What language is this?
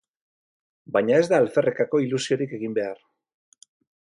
Basque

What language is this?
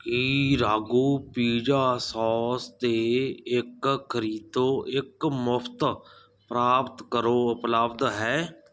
Punjabi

